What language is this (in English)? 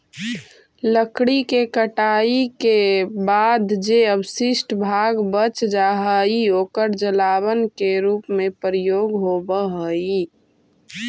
Magahi